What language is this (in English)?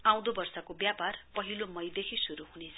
Nepali